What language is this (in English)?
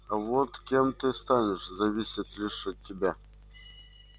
Russian